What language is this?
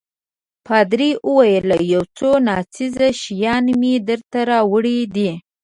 Pashto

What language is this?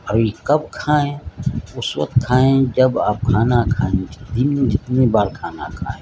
Urdu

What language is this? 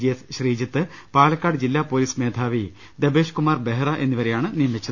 Malayalam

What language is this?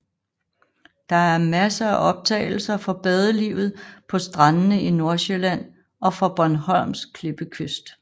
Danish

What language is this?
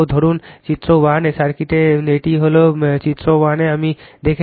Bangla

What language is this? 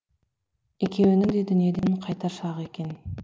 Kazakh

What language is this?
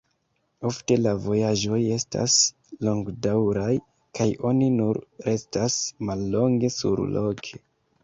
Esperanto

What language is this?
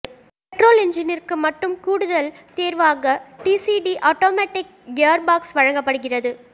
Tamil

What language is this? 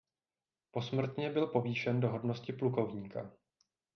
Czech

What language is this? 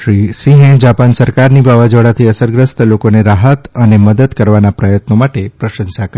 Gujarati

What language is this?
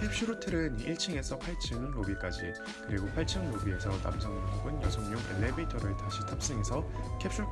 Korean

